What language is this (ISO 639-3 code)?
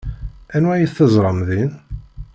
kab